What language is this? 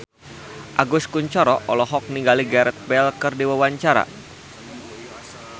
Sundanese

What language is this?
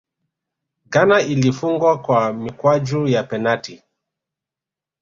Swahili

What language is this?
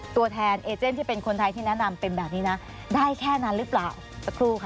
Thai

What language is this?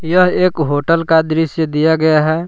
Hindi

